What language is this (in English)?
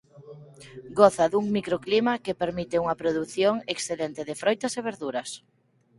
Galician